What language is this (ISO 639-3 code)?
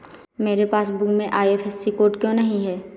hin